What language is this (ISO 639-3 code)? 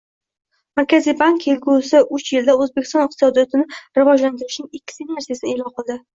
uzb